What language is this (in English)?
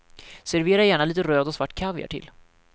Swedish